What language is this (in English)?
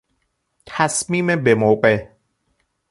Persian